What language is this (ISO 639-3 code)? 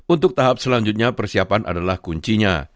ind